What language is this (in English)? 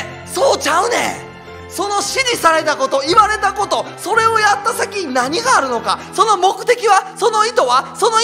Japanese